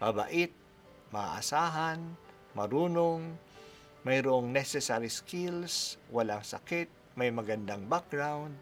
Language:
Filipino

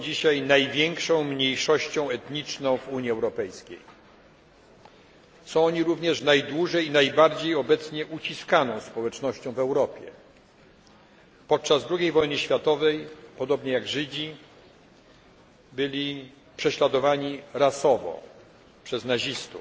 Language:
Polish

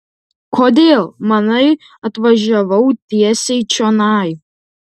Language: Lithuanian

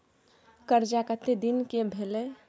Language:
Maithili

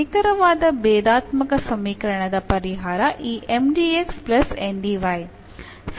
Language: Kannada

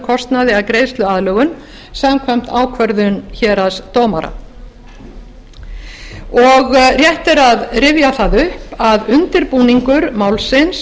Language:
Icelandic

